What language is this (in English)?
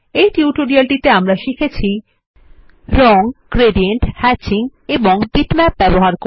Bangla